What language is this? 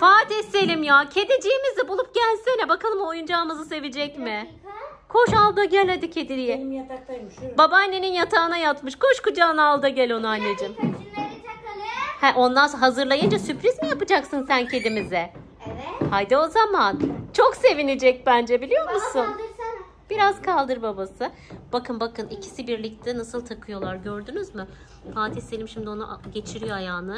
Turkish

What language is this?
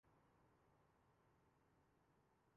Urdu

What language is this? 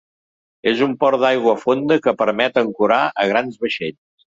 Catalan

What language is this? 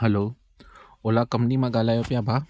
Sindhi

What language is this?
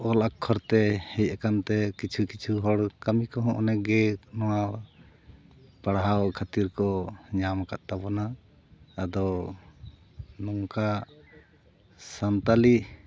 Santali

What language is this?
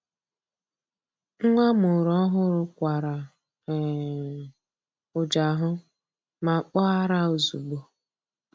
Igbo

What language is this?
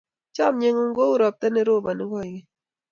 Kalenjin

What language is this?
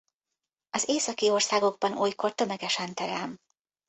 Hungarian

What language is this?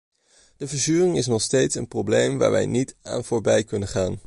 Dutch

